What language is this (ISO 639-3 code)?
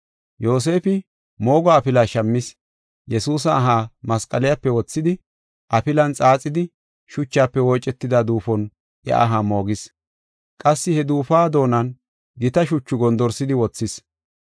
gof